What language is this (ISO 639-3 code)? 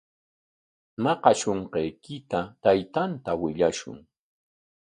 qwa